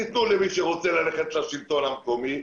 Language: Hebrew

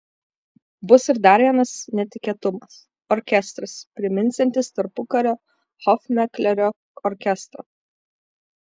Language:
Lithuanian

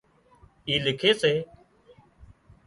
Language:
Wadiyara Koli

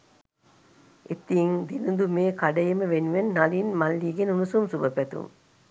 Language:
Sinhala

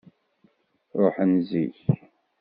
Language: Kabyle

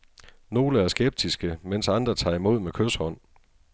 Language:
Danish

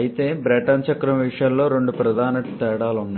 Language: Telugu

